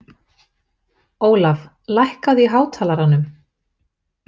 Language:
Icelandic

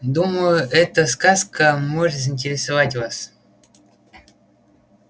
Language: Russian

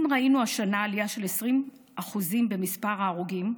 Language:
Hebrew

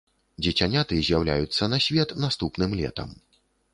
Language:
Belarusian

